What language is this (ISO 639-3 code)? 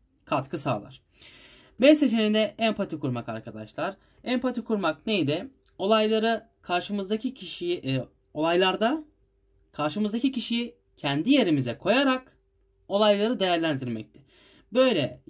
tur